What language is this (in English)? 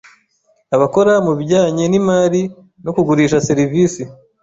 Kinyarwanda